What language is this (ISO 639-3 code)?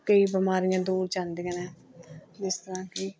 pan